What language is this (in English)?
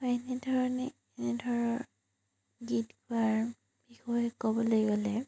Assamese